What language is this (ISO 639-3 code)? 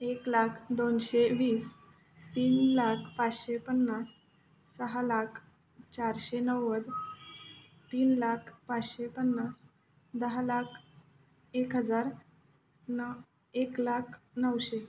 mar